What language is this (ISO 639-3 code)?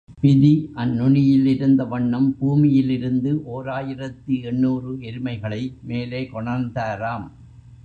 tam